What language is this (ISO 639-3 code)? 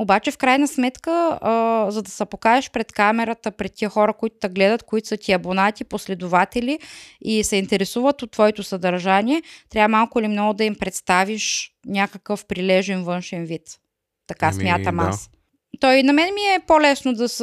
bul